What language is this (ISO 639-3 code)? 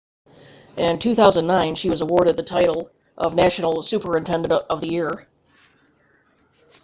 eng